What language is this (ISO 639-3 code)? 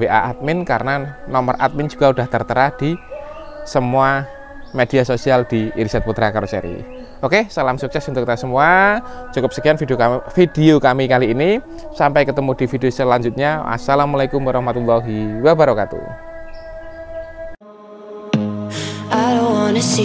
ind